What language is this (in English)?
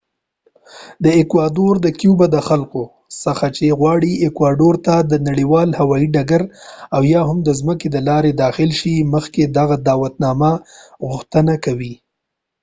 Pashto